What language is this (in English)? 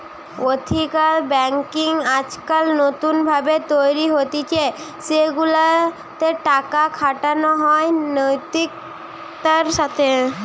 Bangla